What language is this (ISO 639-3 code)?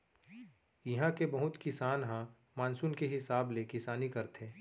hne